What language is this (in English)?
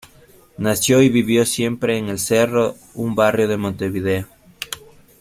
Spanish